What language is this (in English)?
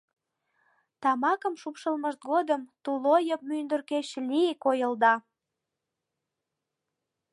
Mari